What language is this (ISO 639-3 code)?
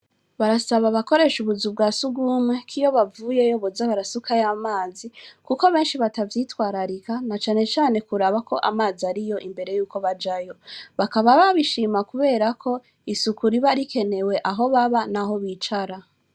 run